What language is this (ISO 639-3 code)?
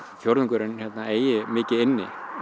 isl